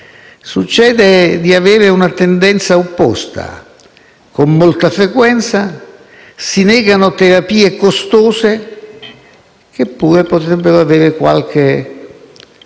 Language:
Italian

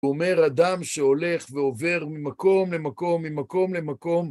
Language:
Hebrew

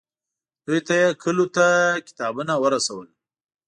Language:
Pashto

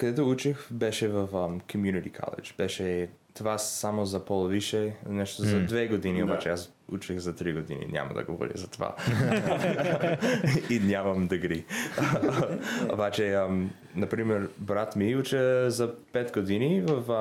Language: Bulgarian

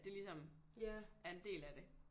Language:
Danish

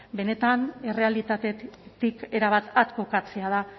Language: Basque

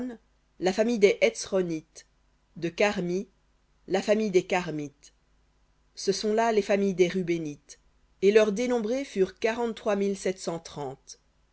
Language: French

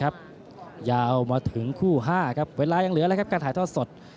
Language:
Thai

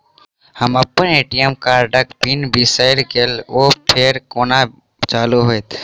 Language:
Maithili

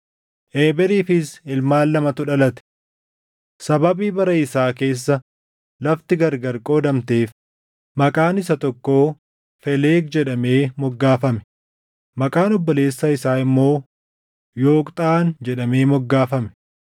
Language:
Oromo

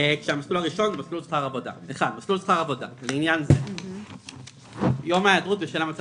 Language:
Hebrew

